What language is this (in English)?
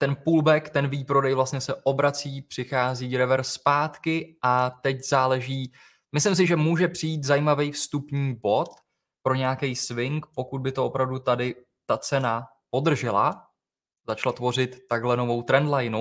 Czech